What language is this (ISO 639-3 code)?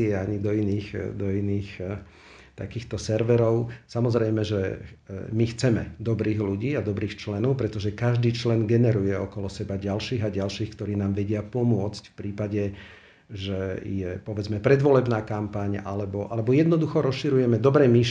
slk